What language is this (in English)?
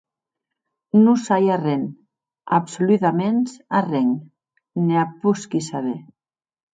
Occitan